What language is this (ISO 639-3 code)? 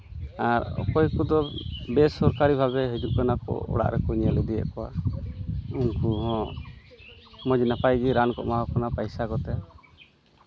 sat